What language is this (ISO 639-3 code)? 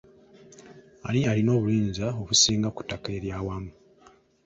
lug